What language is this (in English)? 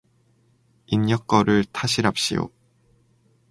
Korean